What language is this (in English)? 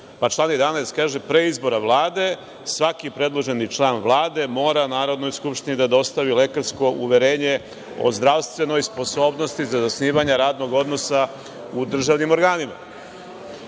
Serbian